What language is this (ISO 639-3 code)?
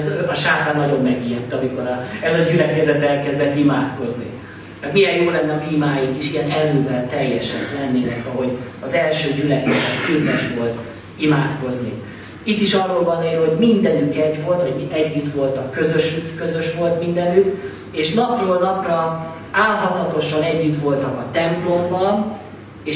hun